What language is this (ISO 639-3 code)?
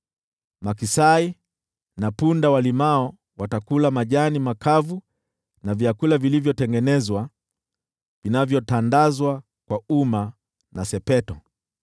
swa